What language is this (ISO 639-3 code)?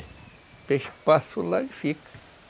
por